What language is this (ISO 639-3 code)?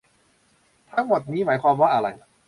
tha